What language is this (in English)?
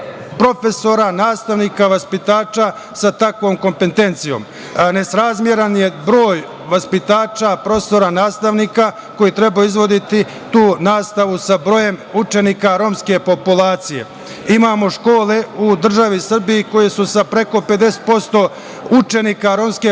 Serbian